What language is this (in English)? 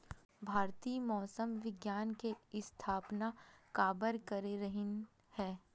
Chhattisgarhi